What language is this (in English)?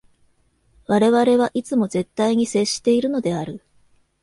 Japanese